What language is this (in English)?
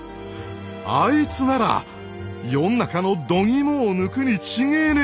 Japanese